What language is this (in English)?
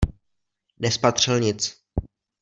Czech